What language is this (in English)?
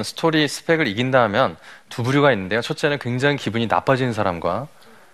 Korean